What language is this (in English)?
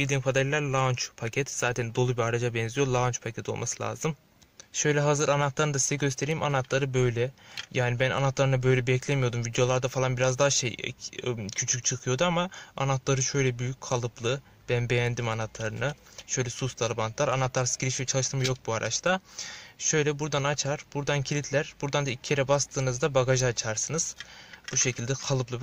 Turkish